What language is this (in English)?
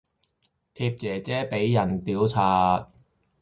Cantonese